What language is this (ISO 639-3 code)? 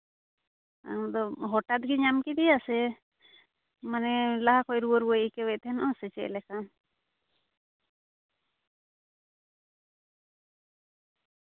sat